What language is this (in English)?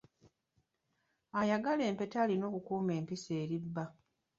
Ganda